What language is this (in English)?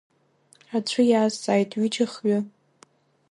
Abkhazian